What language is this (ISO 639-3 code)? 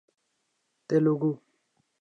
urd